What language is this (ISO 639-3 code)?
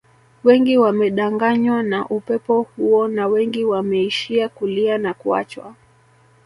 swa